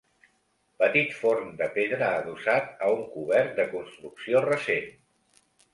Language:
Catalan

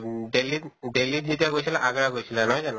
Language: Assamese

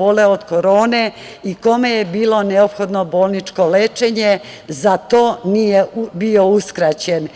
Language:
Serbian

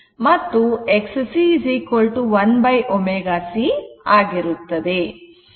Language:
Kannada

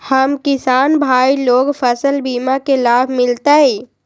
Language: Magahi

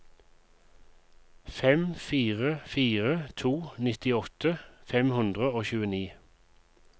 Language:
Norwegian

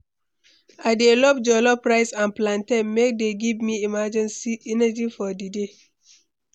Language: Nigerian Pidgin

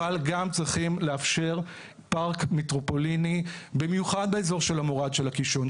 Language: Hebrew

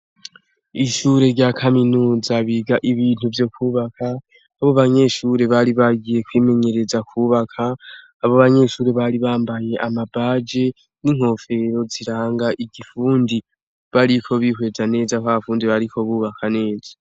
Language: Rundi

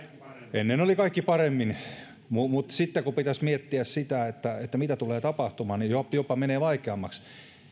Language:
Finnish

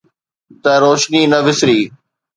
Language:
Sindhi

